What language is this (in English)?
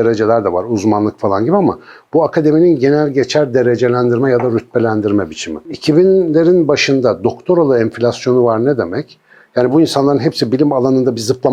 Turkish